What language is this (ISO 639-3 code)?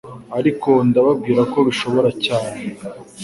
kin